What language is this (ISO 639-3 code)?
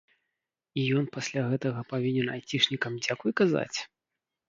bel